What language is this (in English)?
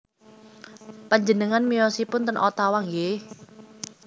Javanese